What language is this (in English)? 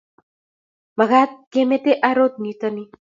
Kalenjin